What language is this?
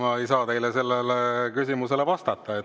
Estonian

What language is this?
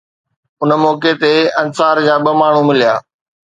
Sindhi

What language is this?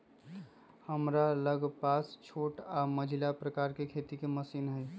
Magahi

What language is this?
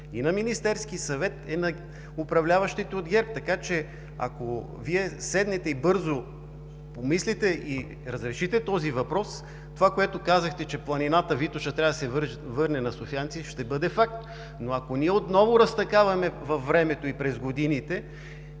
Bulgarian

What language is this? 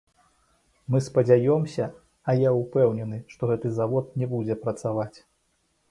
Belarusian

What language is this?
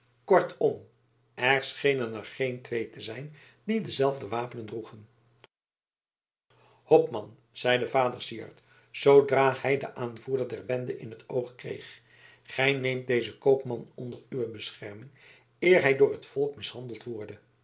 Dutch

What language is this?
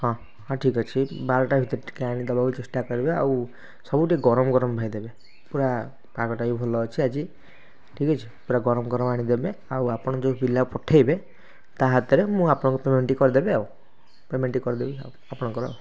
Odia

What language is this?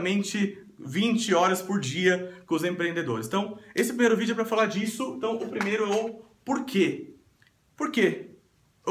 Portuguese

